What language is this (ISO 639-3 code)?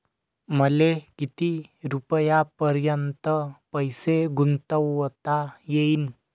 mar